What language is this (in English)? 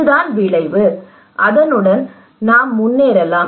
Tamil